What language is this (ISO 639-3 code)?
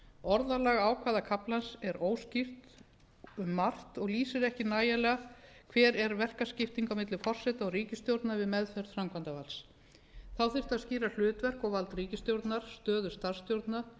isl